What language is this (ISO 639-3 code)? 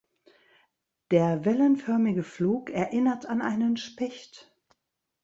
deu